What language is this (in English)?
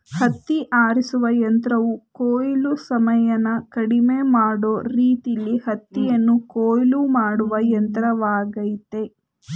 Kannada